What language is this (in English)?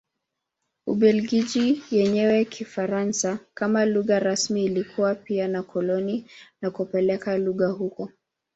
Swahili